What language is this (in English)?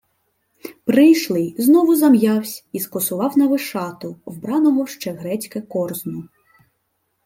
Ukrainian